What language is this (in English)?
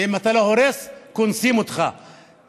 Hebrew